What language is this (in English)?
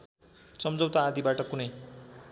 Nepali